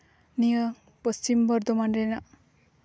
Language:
Santali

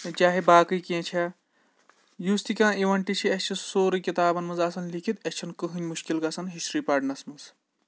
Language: Kashmiri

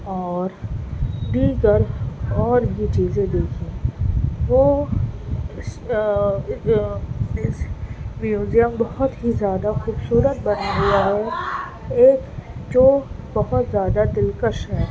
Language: Urdu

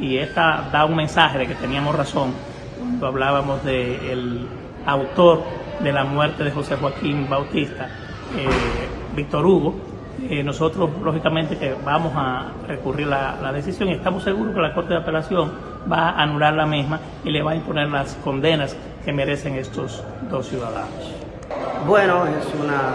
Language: Spanish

